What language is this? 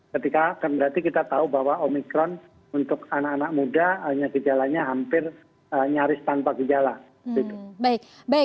Indonesian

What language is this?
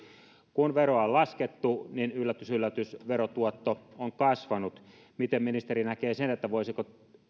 Finnish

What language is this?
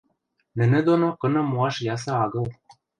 Western Mari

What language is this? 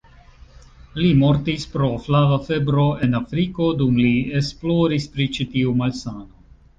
Esperanto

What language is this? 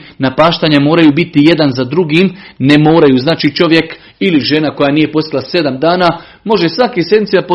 Croatian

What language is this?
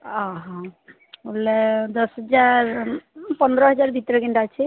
Odia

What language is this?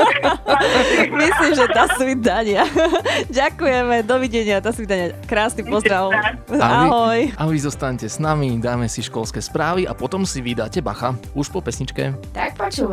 Slovak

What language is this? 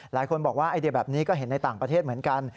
Thai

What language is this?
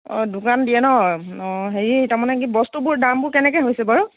Assamese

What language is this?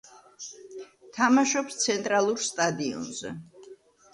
Georgian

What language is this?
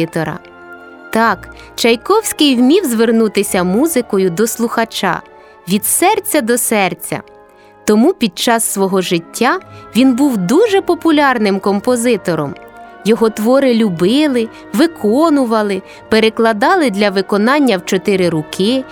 Ukrainian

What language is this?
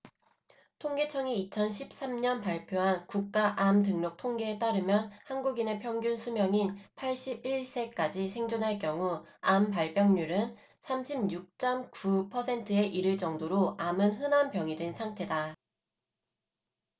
Korean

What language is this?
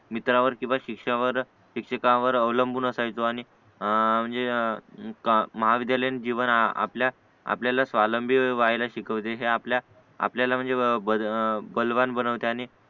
Marathi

